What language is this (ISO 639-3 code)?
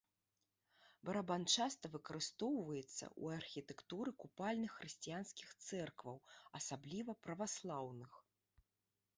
bel